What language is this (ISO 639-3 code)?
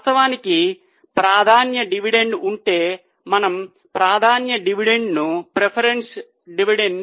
tel